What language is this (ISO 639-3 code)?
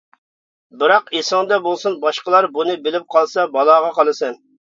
uig